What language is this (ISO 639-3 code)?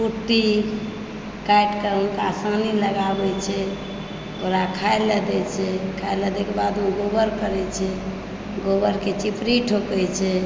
mai